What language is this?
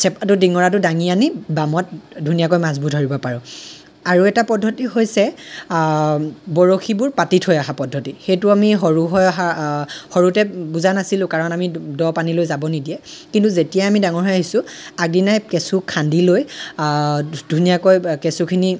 Assamese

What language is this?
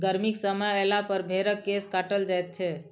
Maithili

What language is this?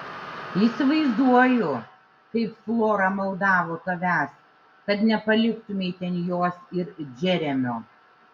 Lithuanian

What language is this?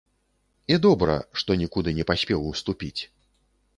Belarusian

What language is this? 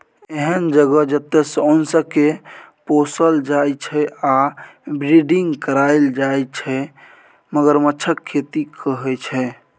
Maithili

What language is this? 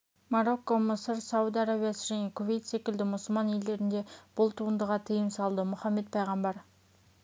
Kazakh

